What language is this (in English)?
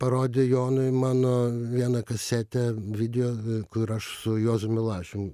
Lithuanian